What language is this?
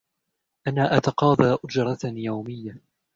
Arabic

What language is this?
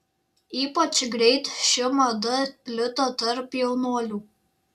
Lithuanian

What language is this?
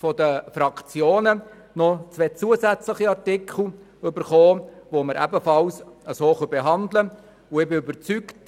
Swiss German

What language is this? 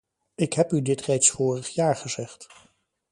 Dutch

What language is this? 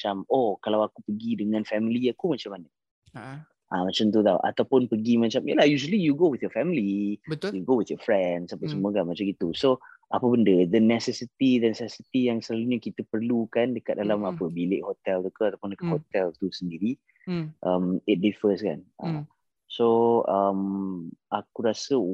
Malay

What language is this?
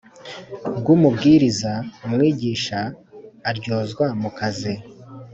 Kinyarwanda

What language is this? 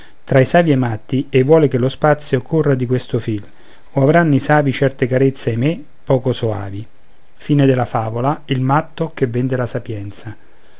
Italian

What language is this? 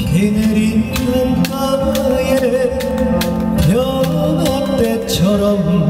Korean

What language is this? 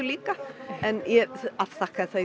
Icelandic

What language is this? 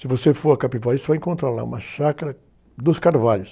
Portuguese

